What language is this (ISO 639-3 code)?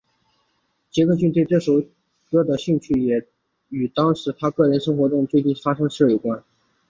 zho